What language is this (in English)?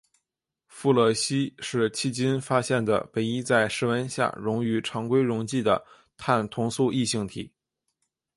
Chinese